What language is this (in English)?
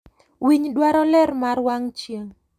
Luo (Kenya and Tanzania)